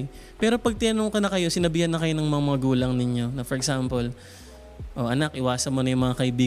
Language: Filipino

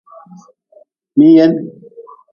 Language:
Nawdm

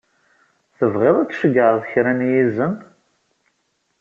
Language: Kabyle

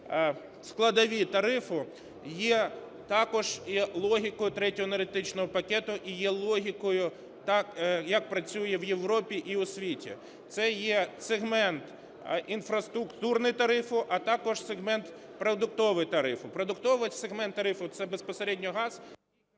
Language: Ukrainian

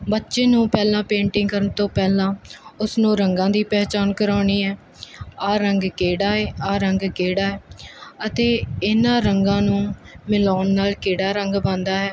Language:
Punjabi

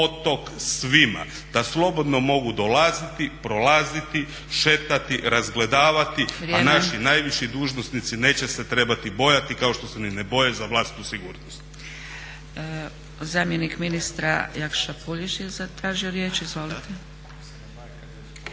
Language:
Croatian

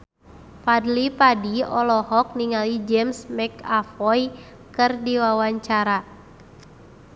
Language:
Sundanese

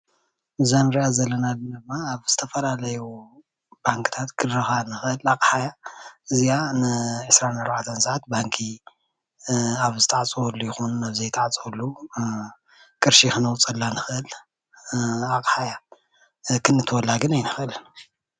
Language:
Tigrinya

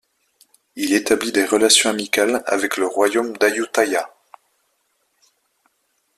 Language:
French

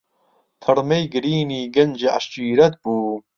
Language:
Central Kurdish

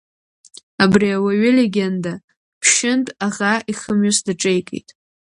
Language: Abkhazian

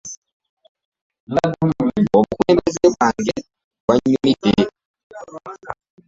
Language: Ganda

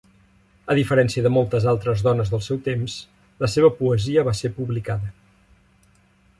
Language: Catalan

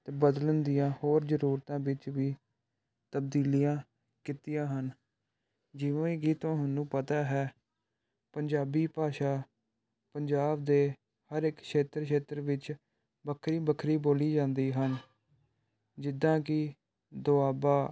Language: Punjabi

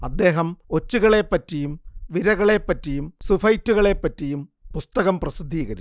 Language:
Malayalam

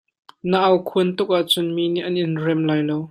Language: Hakha Chin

